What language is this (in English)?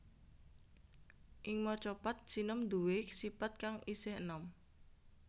Javanese